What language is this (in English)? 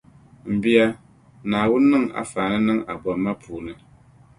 Dagbani